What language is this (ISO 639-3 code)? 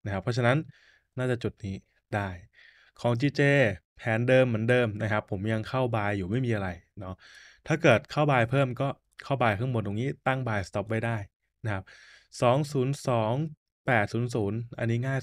tha